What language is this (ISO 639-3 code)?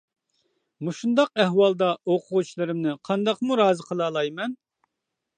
uig